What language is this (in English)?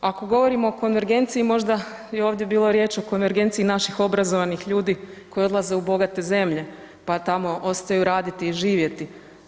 Croatian